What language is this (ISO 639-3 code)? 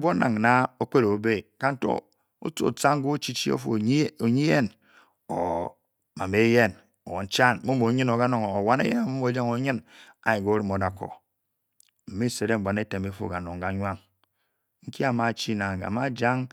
bky